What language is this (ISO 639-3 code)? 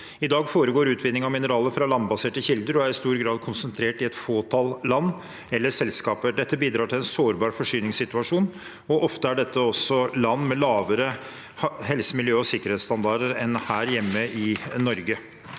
nor